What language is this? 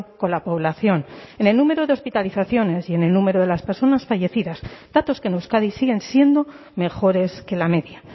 Spanish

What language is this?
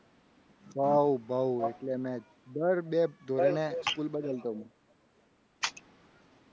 Gujarati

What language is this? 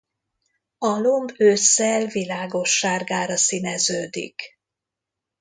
Hungarian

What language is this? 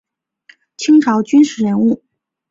Chinese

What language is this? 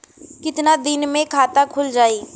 Bhojpuri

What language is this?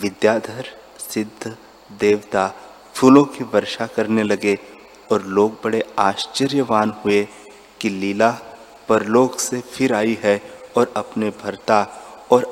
Hindi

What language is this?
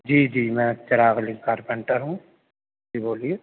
Urdu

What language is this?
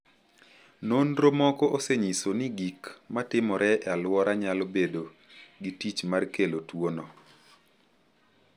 Luo (Kenya and Tanzania)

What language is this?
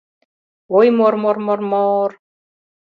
Mari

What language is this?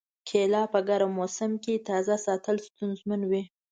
Pashto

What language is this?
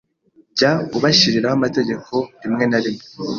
Kinyarwanda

